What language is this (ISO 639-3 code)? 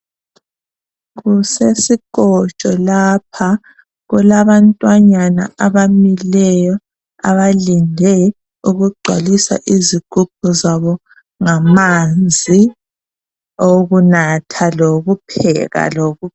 nde